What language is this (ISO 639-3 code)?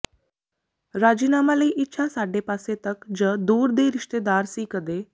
pan